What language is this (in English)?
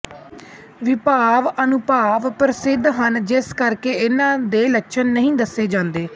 Punjabi